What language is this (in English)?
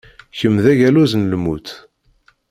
Kabyle